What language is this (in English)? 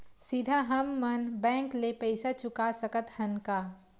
Chhattisgarhi